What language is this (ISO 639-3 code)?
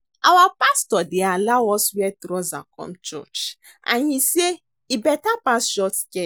pcm